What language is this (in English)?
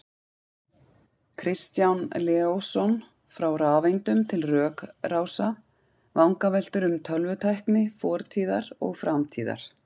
Icelandic